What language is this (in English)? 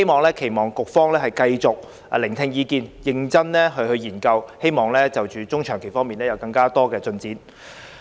Cantonese